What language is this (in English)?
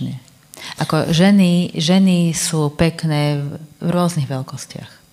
Slovak